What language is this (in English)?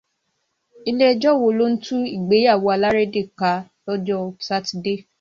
Yoruba